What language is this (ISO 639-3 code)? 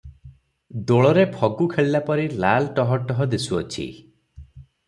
ori